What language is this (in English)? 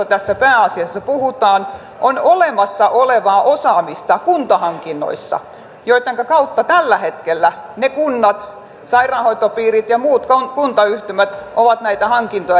Finnish